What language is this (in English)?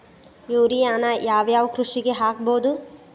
Kannada